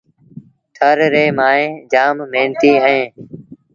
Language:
Sindhi Bhil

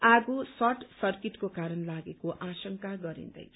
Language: Nepali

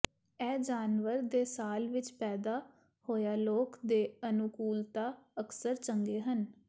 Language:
Punjabi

